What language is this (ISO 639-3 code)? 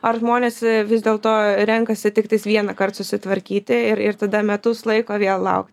lit